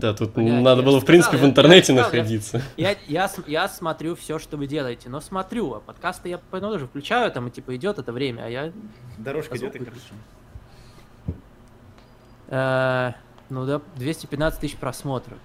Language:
Russian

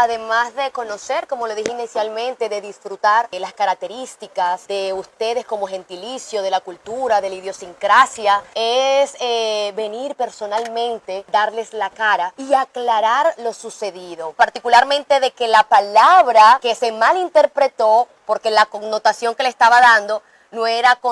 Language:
Spanish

